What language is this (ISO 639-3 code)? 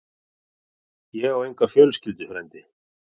isl